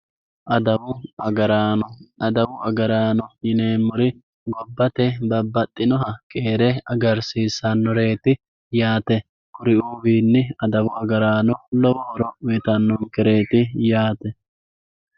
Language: Sidamo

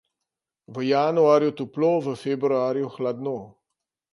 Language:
Slovenian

